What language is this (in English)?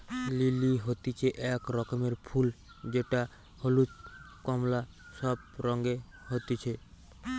Bangla